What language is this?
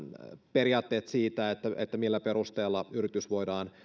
Finnish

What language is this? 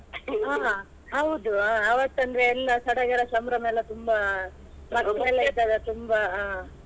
Kannada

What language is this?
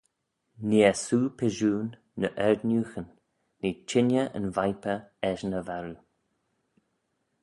Manx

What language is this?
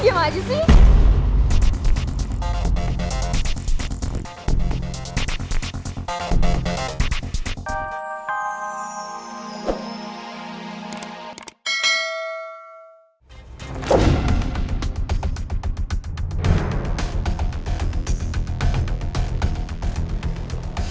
Indonesian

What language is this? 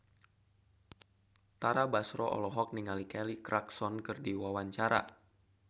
Sundanese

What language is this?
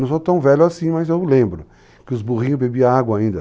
Portuguese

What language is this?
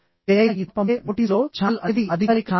Telugu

